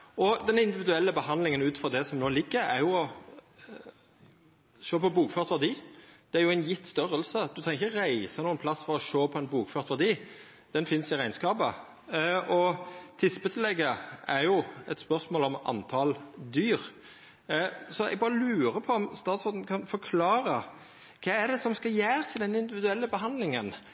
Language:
Norwegian Nynorsk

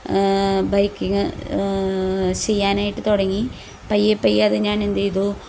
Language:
Malayalam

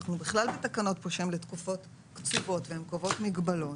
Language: Hebrew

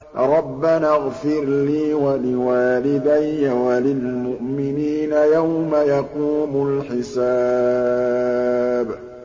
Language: Arabic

